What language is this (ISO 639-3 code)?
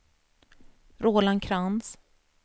swe